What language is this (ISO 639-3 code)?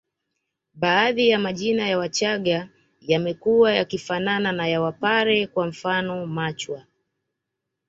swa